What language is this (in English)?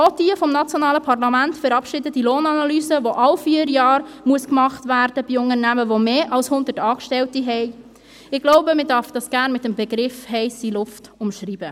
Swiss German